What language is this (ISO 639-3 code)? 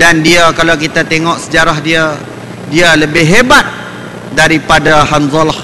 msa